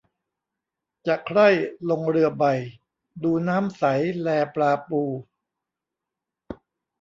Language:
Thai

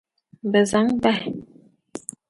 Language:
Dagbani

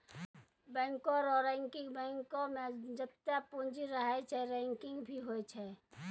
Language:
Maithili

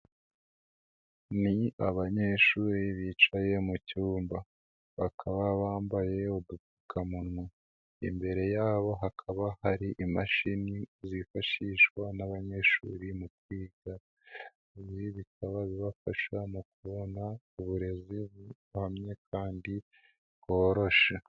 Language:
Kinyarwanda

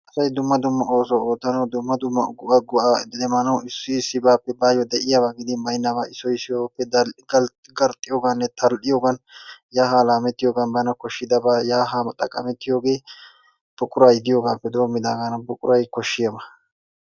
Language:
Wolaytta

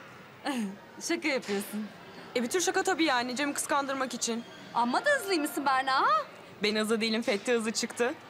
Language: Turkish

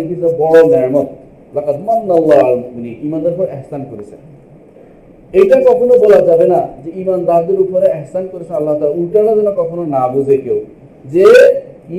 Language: Bangla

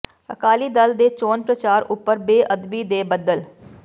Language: Punjabi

